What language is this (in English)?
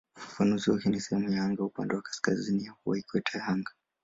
Swahili